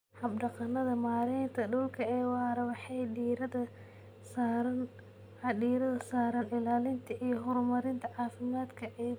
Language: Somali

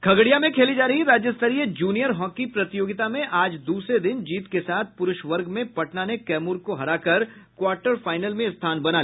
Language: Hindi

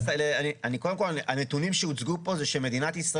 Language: Hebrew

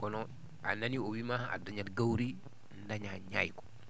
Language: Fula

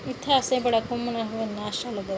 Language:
Dogri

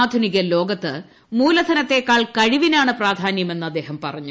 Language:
Malayalam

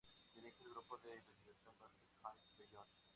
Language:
Spanish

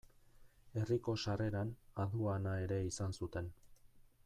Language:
Basque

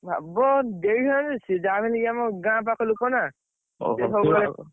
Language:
Odia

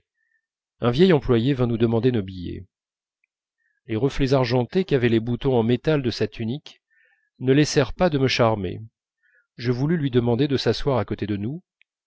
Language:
French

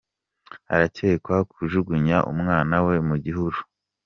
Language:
Kinyarwanda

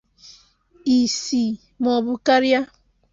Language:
Igbo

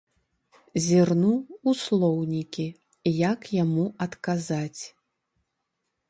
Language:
Belarusian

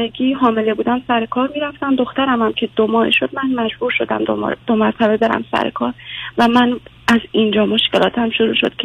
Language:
Persian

